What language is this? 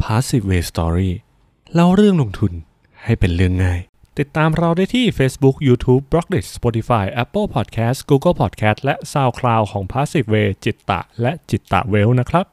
Thai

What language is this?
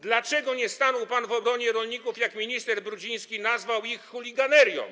Polish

